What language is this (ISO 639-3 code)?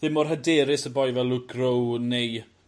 cym